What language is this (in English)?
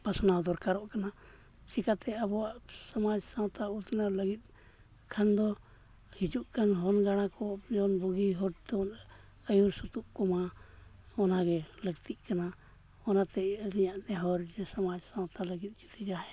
Santali